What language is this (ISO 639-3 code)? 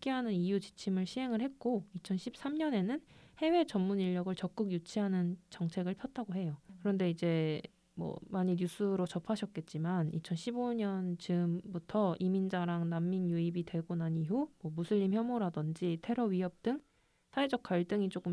kor